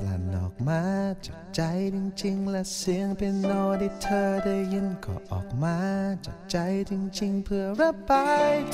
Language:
Thai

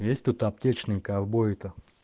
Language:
Russian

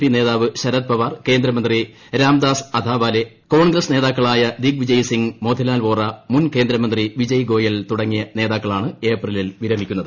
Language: Malayalam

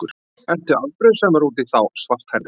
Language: Icelandic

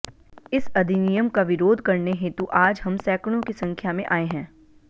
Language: Hindi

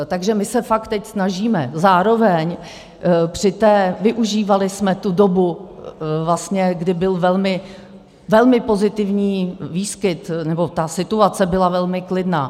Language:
Czech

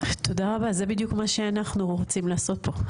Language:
Hebrew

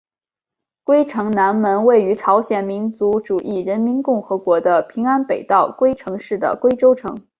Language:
Chinese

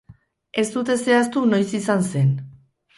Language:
Basque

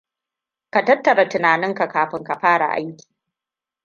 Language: Hausa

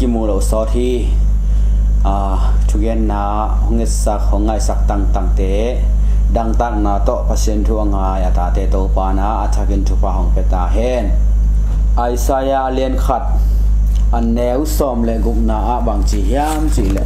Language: Thai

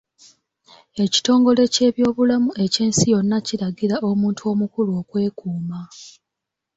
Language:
Ganda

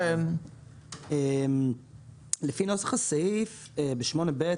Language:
Hebrew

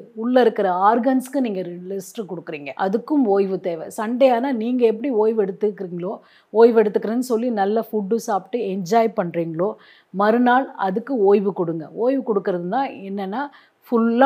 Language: Tamil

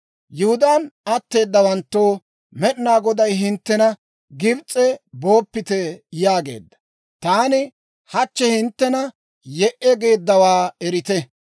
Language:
Dawro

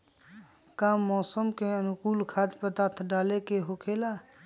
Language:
Magahi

